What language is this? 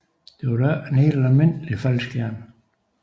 Danish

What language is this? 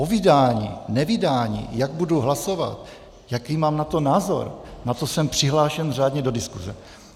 Czech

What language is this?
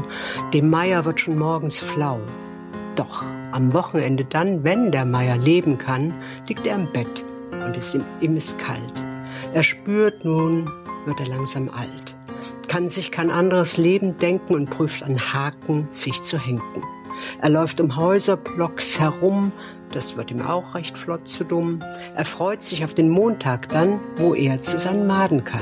German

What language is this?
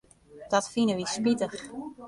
Western Frisian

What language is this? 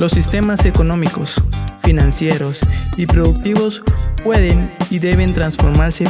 Spanish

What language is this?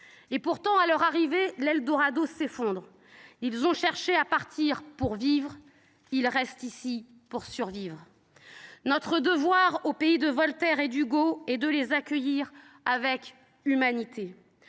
French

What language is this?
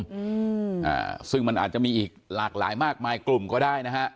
Thai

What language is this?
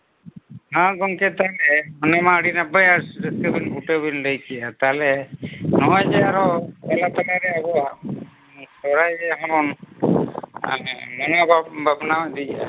Santali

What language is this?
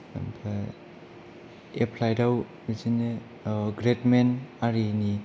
Bodo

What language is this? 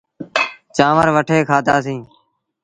Sindhi Bhil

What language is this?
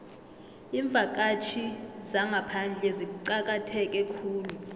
South Ndebele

